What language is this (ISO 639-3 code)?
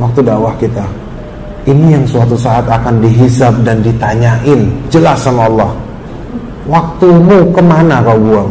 ind